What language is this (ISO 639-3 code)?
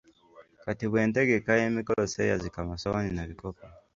lug